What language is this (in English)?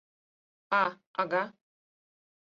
Mari